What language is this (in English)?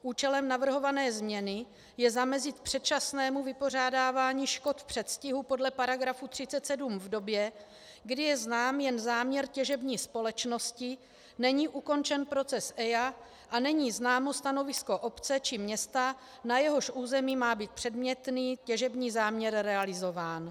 Czech